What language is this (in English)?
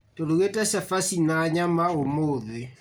Kikuyu